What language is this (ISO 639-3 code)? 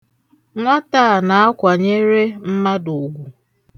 ibo